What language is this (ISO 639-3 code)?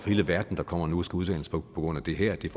dan